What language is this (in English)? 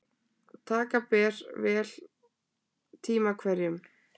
Icelandic